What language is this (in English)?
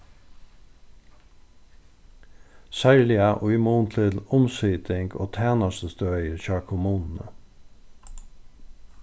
Faroese